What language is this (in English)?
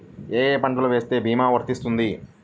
Telugu